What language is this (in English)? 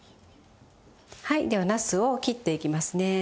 Japanese